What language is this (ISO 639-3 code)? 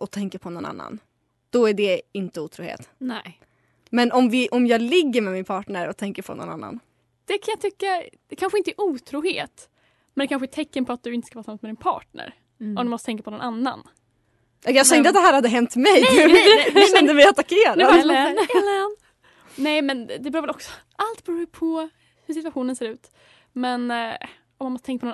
swe